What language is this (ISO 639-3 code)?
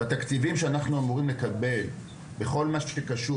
heb